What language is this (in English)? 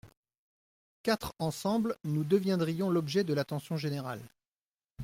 French